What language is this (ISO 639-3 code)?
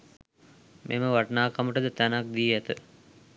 sin